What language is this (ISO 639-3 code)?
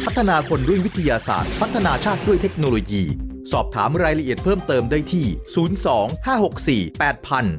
tha